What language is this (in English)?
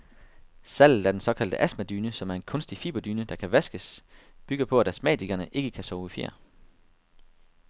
Danish